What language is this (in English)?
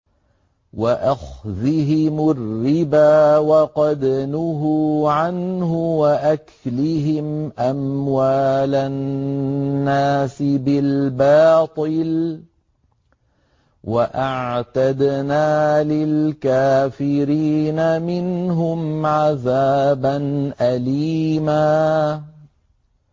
Arabic